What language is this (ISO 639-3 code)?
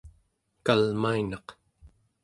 esu